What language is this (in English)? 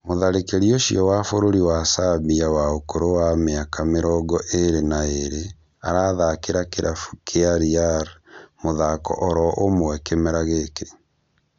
Kikuyu